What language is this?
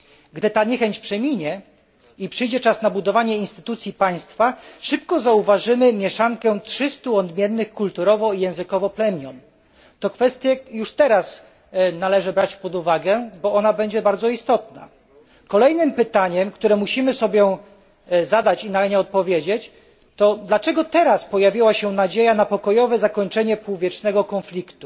Polish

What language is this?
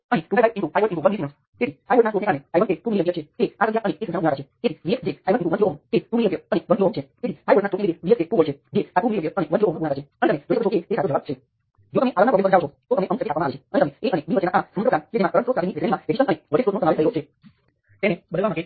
Gujarati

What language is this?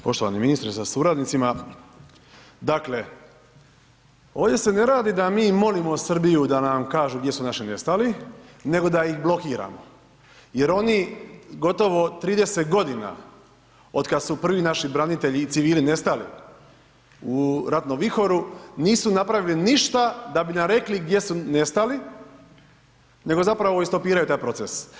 Croatian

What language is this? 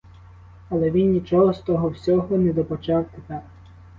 Ukrainian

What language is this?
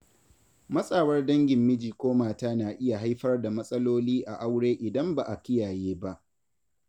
Hausa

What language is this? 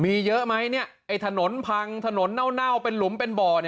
Thai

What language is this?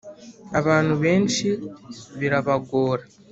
Kinyarwanda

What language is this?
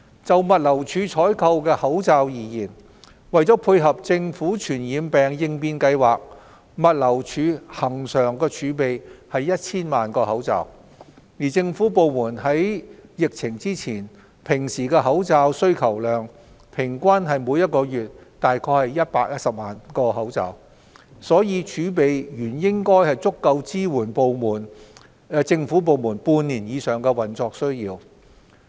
Cantonese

